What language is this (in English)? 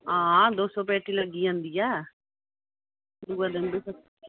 Dogri